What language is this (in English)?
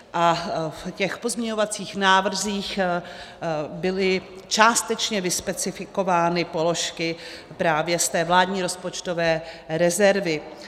Czech